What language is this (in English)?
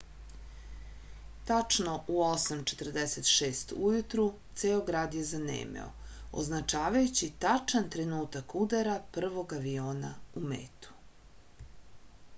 Serbian